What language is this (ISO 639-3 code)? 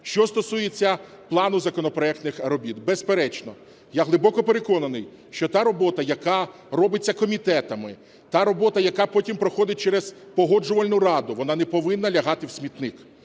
ukr